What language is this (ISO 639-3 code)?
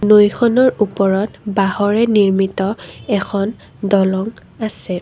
asm